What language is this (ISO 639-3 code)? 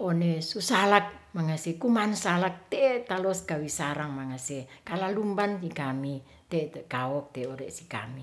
rth